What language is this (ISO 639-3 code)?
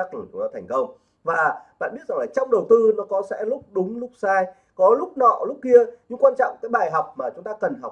vie